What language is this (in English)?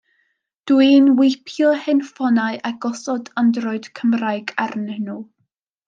Welsh